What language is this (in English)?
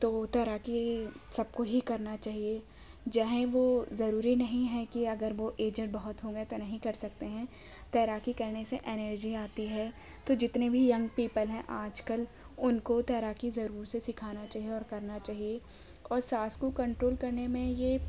Urdu